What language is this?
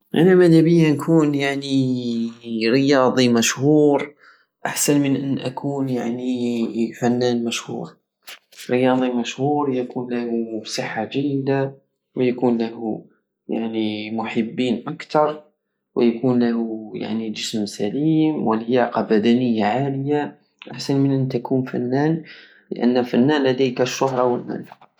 Algerian Saharan Arabic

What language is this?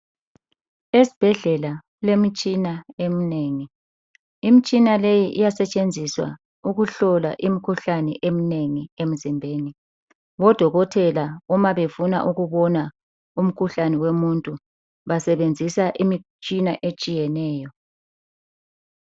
North Ndebele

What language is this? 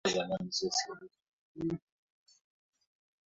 Swahili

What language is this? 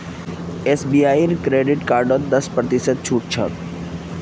Magahi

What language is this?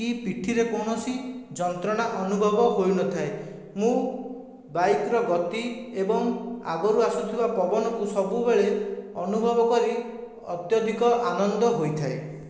Odia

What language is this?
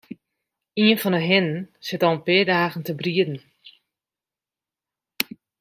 Western Frisian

